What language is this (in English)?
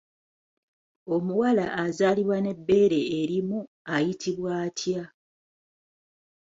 Ganda